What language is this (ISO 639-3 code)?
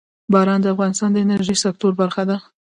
pus